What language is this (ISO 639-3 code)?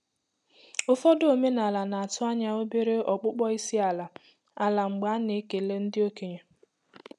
ibo